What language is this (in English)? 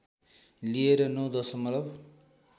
Nepali